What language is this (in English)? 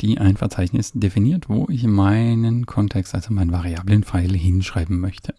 German